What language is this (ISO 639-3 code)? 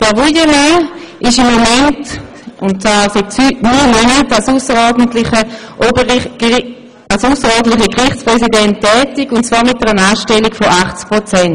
gsw